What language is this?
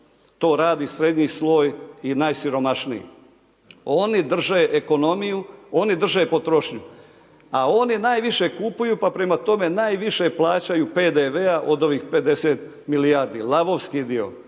Croatian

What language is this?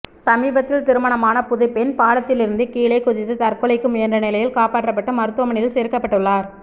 Tamil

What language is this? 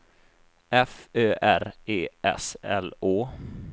Swedish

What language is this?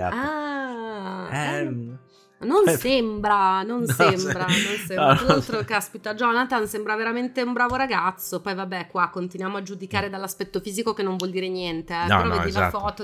Italian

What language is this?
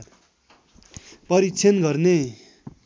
Nepali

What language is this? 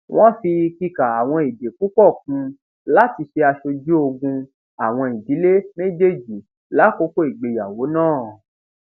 Yoruba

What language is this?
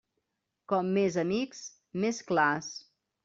Catalan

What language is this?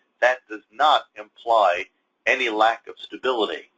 English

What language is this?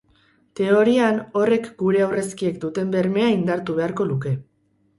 Basque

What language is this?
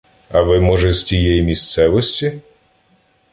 Ukrainian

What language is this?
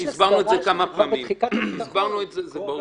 Hebrew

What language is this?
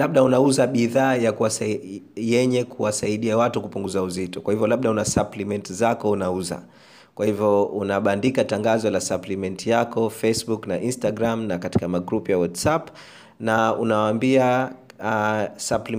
Swahili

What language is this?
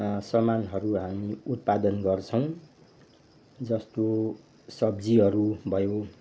Nepali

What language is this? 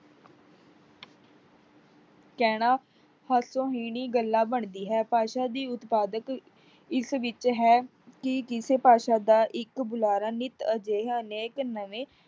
Punjabi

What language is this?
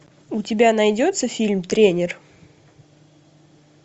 Russian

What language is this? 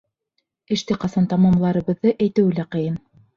Bashkir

